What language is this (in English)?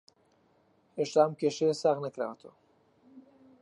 Central Kurdish